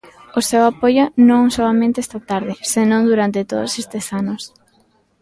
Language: Galician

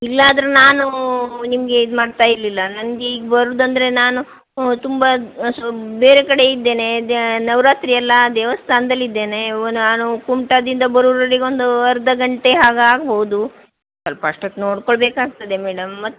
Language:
Kannada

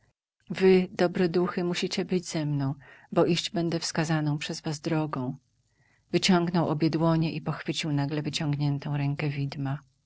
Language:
Polish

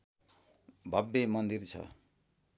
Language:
Nepali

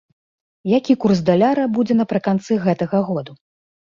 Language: Belarusian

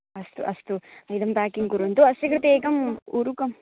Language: Sanskrit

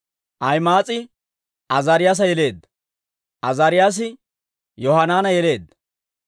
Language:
Dawro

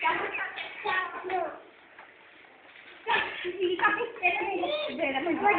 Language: Polish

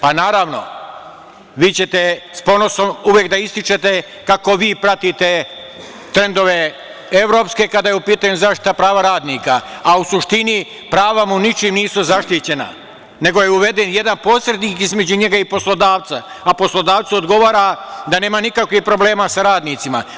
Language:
Serbian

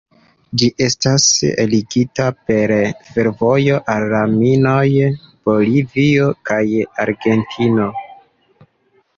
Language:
Esperanto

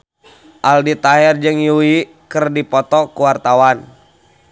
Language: Sundanese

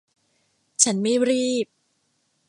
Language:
Thai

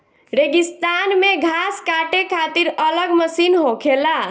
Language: Bhojpuri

